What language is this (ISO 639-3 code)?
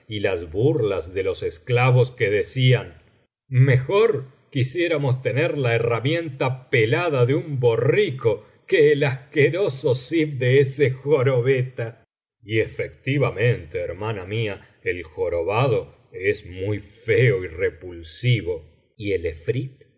spa